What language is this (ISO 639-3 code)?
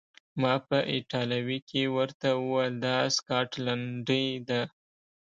pus